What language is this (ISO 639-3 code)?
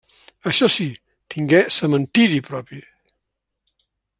cat